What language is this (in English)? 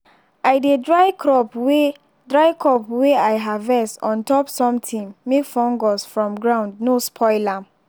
Nigerian Pidgin